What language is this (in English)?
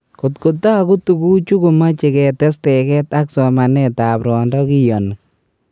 Kalenjin